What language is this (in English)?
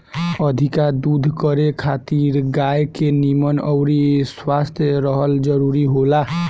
Bhojpuri